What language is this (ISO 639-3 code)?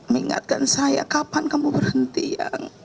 ind